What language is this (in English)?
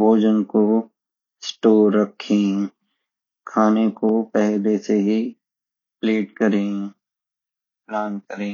Garhwali